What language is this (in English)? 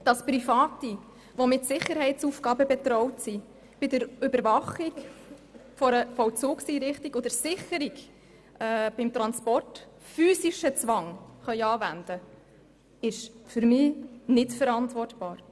Swiss German